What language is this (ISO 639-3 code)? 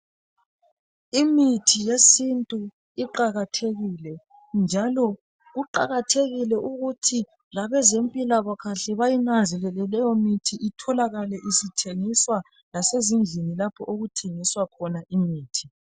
nde